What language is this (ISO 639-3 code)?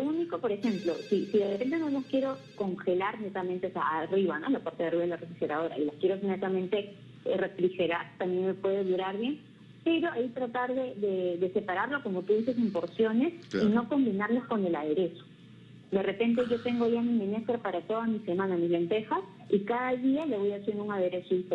spa